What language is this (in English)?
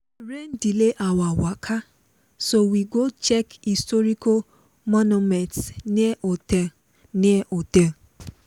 Nigerian Pidgin